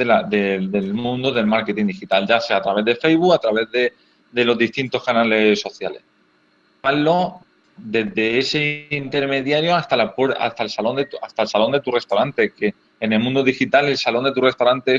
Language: Spanish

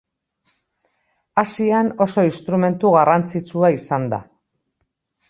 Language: Basque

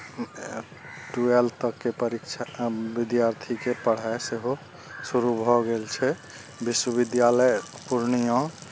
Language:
Maithili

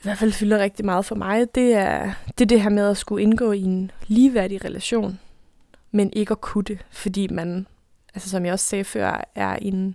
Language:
Danish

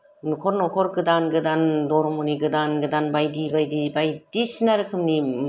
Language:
Bodo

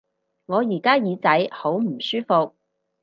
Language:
Cantonese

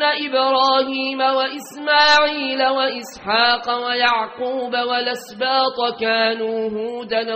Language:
Arabic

